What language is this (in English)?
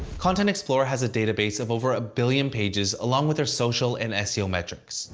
English